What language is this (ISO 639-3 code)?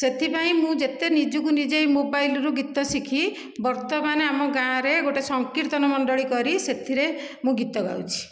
ori